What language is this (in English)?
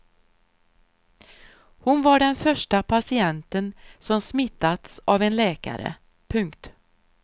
Swedish